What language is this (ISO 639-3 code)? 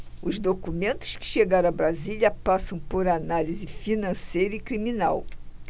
por